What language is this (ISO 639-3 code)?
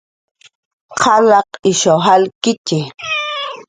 jqr